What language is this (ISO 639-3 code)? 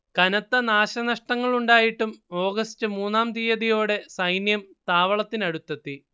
mal